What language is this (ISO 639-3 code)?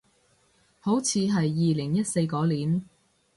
yue